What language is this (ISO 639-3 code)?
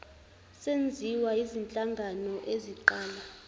zul